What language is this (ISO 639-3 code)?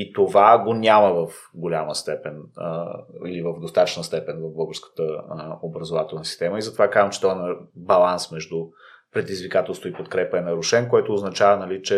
bul